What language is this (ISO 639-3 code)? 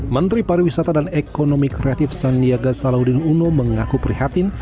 ind